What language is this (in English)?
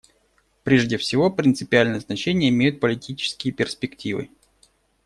Russian